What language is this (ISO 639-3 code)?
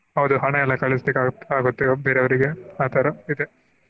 kan